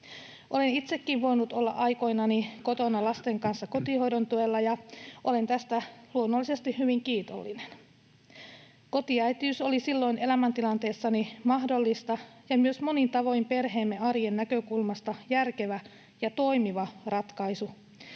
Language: Finnish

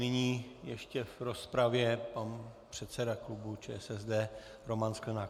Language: Czech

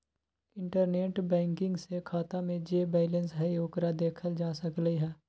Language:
Magahi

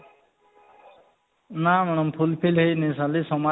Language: Odia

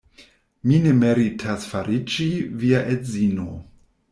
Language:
Esperanto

